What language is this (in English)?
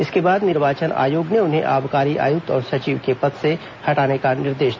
Hindi